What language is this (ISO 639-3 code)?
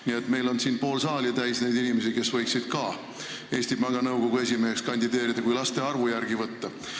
est